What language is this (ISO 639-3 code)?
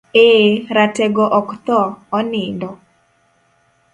luo